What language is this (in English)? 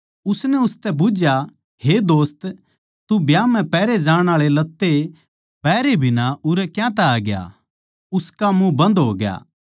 Haryanvi